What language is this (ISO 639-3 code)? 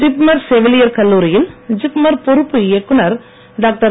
tam